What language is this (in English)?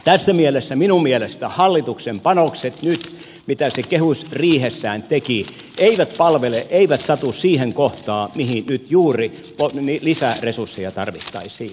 Finnish